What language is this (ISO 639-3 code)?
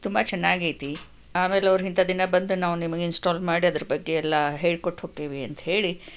kan